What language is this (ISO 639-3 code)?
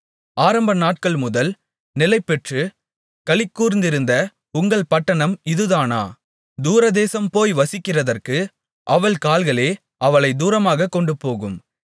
tam